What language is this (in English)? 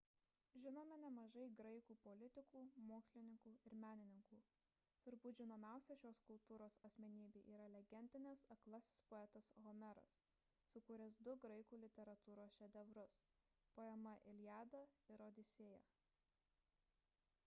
Lithuanian